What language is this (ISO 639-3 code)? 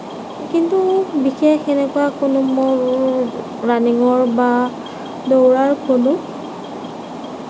asm